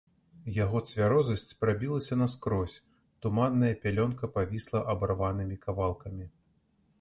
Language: Belarusian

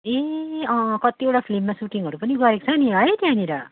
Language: Nepali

